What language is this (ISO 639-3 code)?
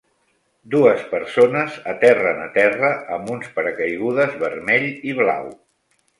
cat